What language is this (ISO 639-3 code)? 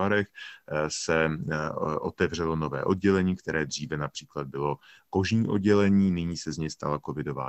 ces